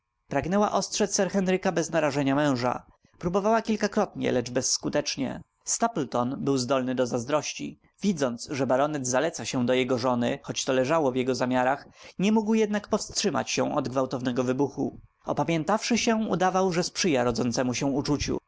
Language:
Polish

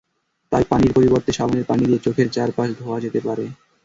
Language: Bangla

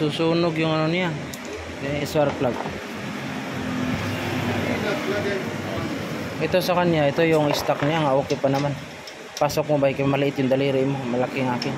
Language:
Filipino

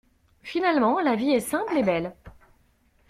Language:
French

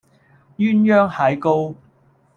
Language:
Cantonese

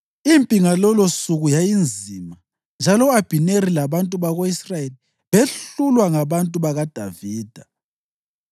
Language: North Ndebele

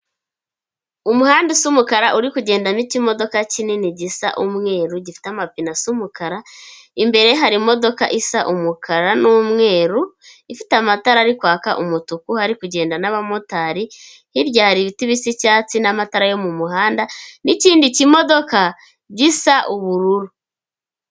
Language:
Kinyarwanda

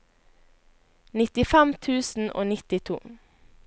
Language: Norwegian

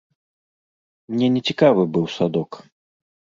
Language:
Belarusian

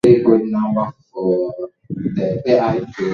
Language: Swahili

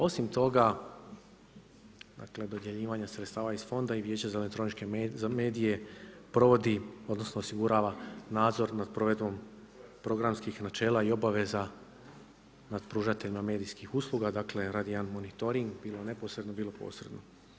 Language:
Croatian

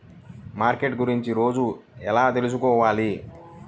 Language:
Telugu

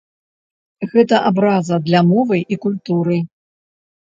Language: Belarusian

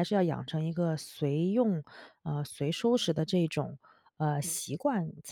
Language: Chinese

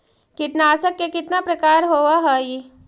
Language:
Magahi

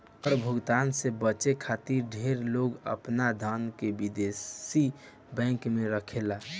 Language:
Bhojpuri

